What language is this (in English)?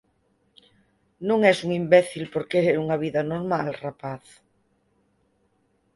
Galician